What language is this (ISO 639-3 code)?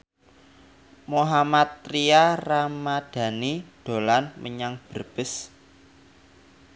jav